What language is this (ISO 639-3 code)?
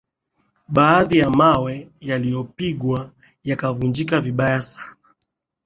swa